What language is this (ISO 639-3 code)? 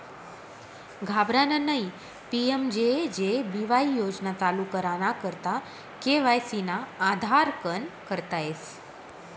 mar